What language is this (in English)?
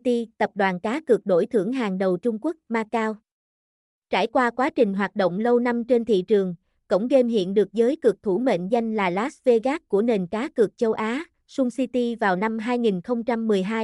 Vietnamese